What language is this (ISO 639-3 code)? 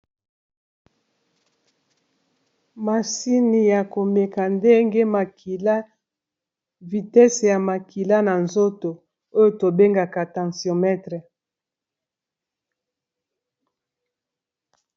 lin